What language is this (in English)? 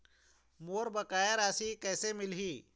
Chhattisgarhi